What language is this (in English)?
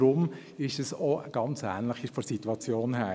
Swiss German